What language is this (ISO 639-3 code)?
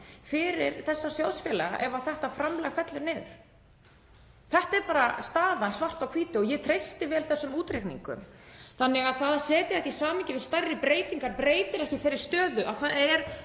isl